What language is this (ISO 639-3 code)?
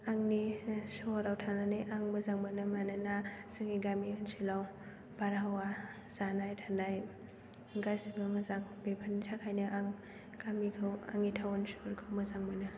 brx